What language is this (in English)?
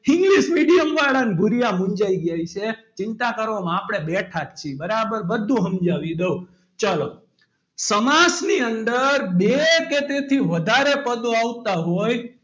Gujarati